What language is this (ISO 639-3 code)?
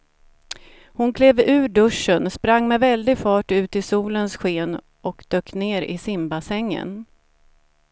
swe